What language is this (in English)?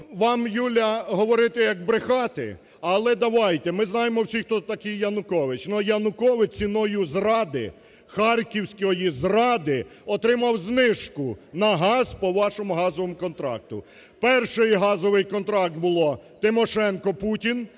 Ukrainian